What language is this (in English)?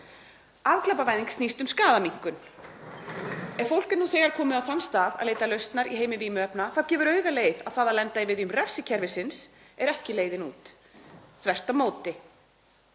Icelandic